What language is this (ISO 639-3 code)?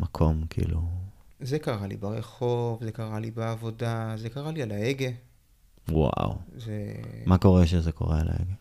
heb